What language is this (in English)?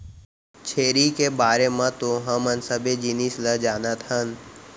Chhattisgarhi